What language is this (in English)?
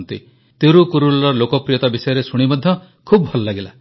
Odia